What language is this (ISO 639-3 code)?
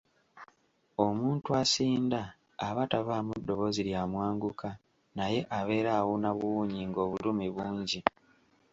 lug